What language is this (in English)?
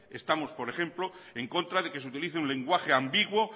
Spanish